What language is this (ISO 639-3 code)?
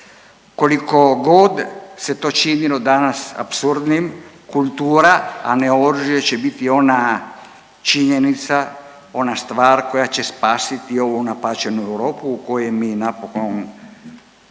hrv